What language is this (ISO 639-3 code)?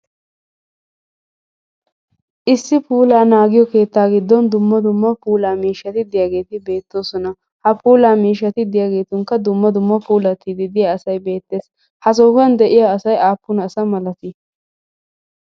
wal